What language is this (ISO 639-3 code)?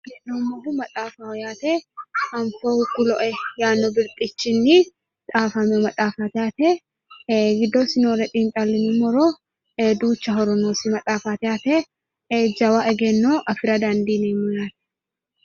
sid